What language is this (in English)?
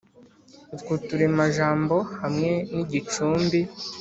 Kinyarwanda